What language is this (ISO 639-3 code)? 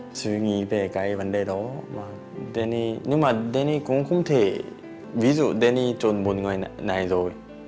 vie